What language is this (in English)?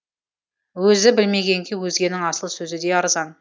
Kazakh